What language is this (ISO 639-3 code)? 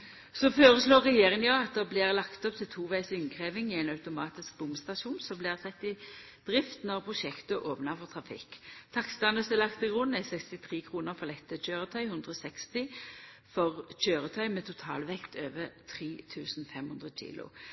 nno